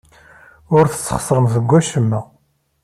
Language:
Kabyle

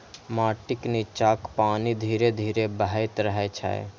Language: Maithili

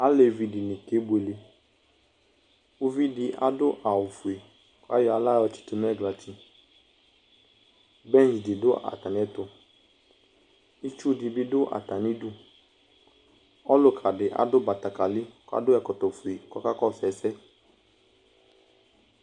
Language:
Ikposo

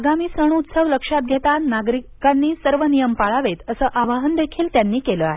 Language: Marathi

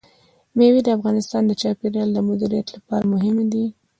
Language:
Pashto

